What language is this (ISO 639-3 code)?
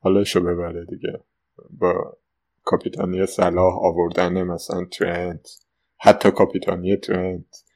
fas